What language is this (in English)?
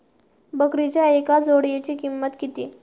Marathi